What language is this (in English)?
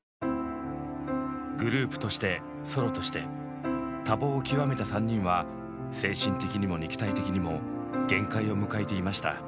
Japanese